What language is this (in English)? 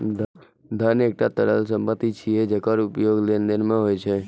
Maithili